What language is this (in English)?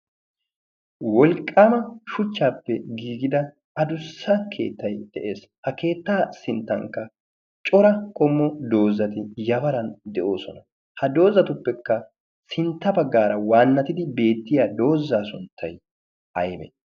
Wolaytta